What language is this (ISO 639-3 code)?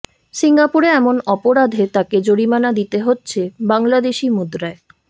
ben